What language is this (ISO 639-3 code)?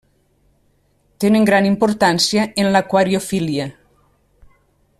cat